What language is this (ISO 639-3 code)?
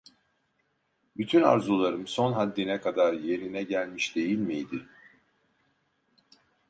tur